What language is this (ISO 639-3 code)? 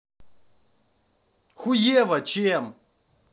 rus